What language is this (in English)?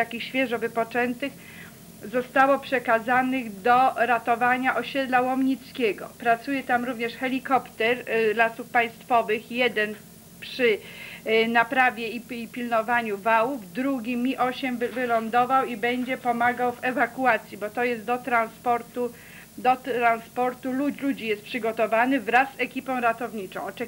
Polish